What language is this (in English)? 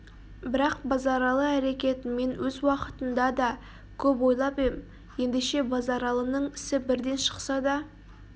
Kazakh